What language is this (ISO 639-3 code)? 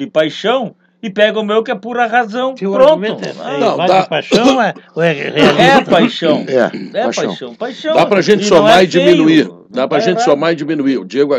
por